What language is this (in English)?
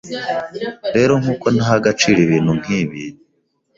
Kinyarwanda